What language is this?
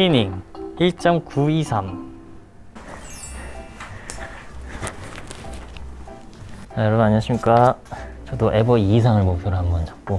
Korean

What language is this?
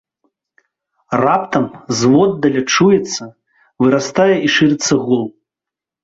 Belarusian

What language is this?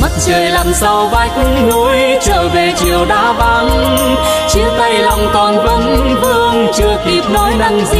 Vietnamese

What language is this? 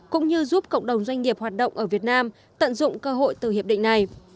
Vietnamese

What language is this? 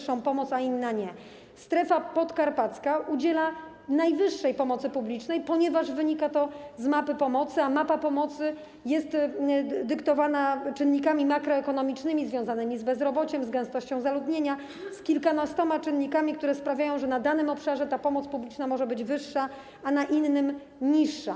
Polish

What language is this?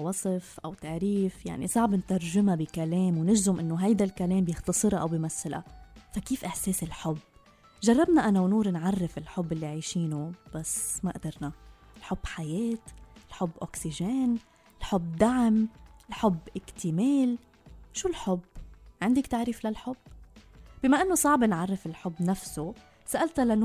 Arabic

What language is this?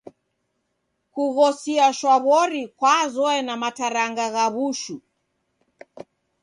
Taita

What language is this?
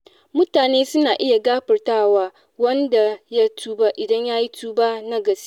Hausa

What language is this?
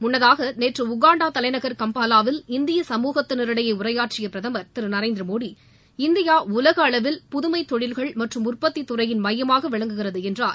Tamil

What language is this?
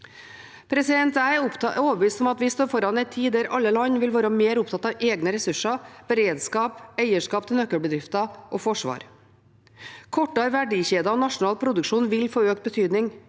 Norwegian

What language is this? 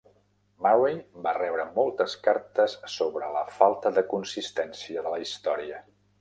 Catalan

